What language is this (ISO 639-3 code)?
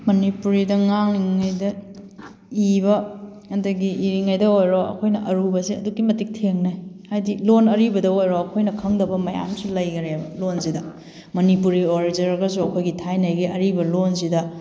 mni